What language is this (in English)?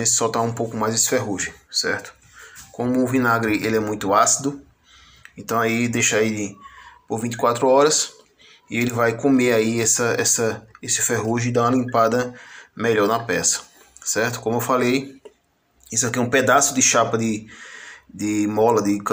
Portuguese